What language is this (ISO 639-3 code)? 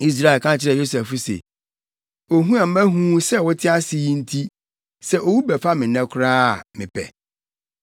aka